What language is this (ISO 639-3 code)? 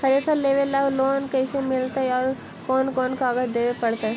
mag